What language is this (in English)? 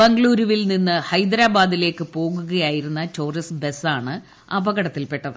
Malayalam